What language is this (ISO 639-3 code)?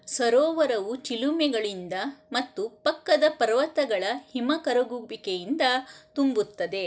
kan